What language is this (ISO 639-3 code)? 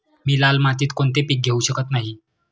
mar